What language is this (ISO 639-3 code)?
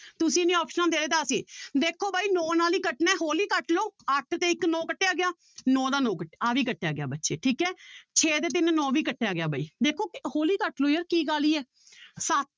pan